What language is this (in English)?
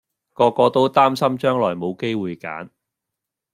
Cantonese